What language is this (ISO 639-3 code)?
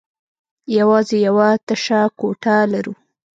pus